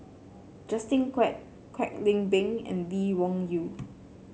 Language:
English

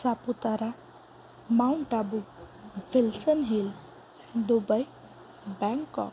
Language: Gujarati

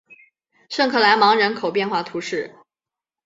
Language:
Chinese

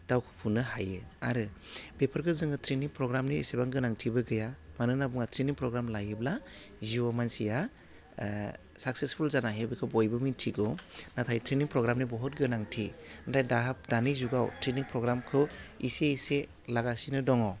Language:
Bodo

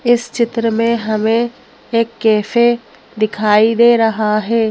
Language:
Hindi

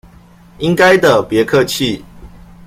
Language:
Chinese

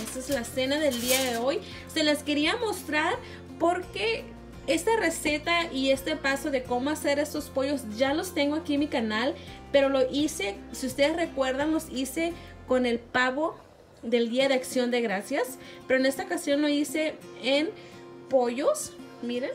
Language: Spanish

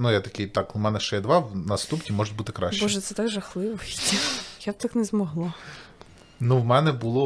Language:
Ukrainian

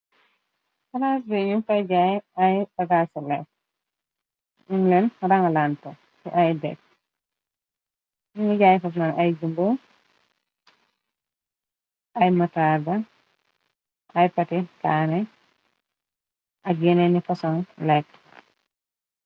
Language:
Wolof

